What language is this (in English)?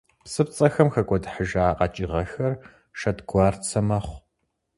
Kabardian